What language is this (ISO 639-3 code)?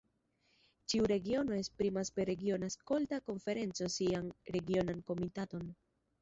epo